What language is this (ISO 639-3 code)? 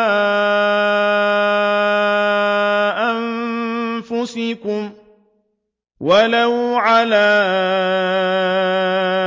ara